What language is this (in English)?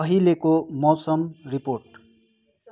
Nepali